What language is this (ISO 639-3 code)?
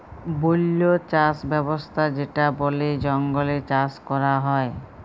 ben